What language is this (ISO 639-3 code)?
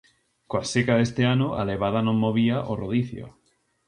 glg